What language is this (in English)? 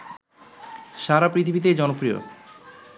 Bangla